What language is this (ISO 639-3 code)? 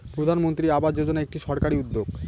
ben